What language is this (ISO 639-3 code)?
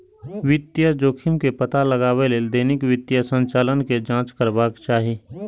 mai